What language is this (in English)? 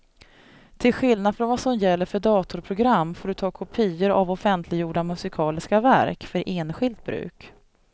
Swedish